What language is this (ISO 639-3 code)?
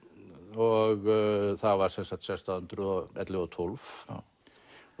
isl